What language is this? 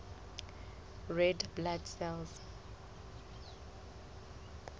Southern Sotho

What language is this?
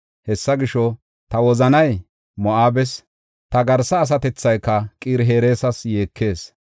Gofa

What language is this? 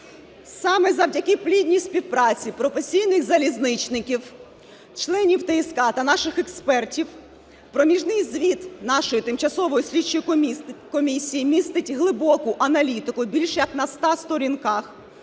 Ukrainian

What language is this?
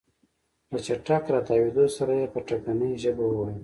Pashto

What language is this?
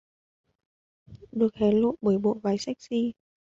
Vietnamese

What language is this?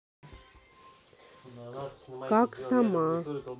Russian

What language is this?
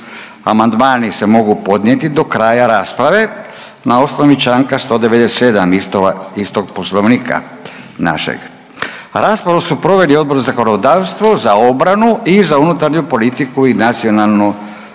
Croatian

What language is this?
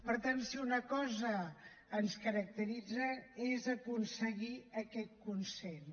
Catalan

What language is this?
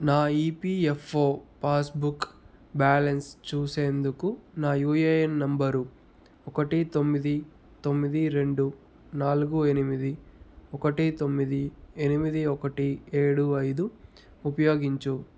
Telugu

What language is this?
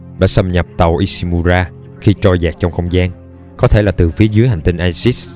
Vietnamese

